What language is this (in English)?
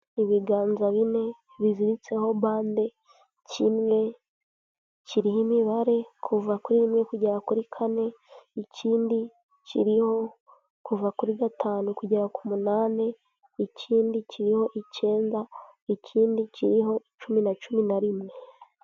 Kinyarwanda